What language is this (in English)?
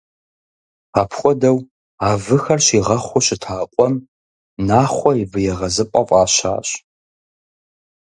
Kabardian